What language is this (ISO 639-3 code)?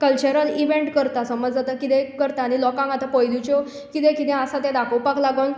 kok